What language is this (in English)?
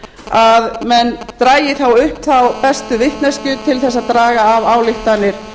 Icelandic